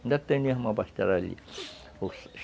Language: Portuguese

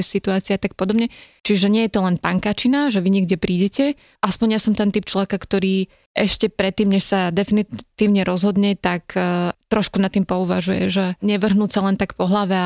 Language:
Slovak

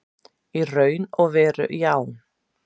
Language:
Icelandic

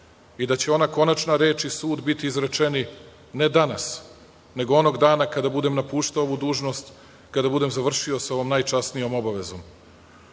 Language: Serbian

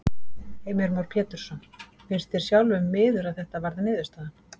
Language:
Icelandic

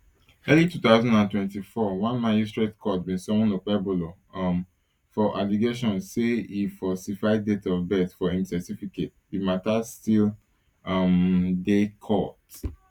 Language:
Nigerian Pidgin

